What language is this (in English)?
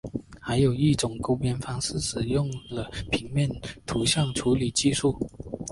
Chinese